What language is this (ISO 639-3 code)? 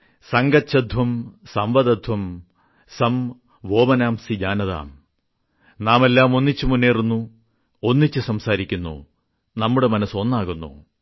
mal